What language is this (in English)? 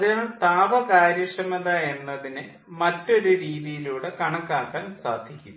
Malayalam